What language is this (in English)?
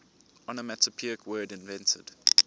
English